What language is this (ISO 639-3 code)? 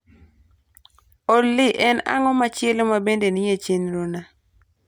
luo